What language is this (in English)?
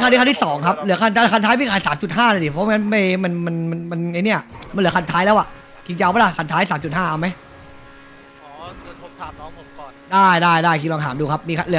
Thai